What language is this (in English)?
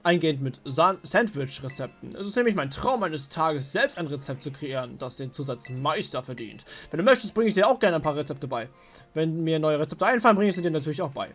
German